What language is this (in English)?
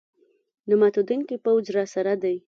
Pashto